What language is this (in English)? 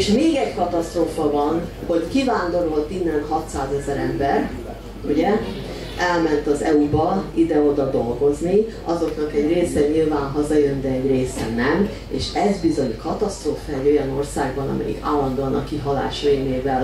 Hungarian